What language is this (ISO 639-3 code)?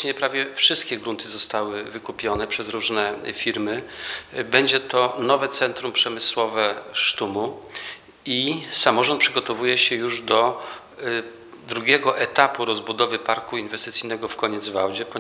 pol